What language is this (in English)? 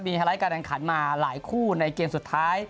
Thai